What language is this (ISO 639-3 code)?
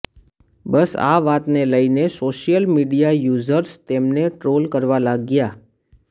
guj